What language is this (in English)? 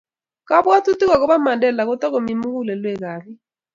Kalenjin